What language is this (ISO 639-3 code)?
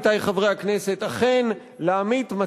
heb